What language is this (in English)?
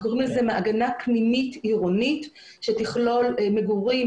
Hebrew